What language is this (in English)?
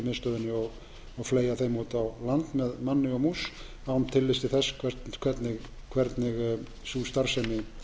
Icelandic